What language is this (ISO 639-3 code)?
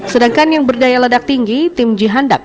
ind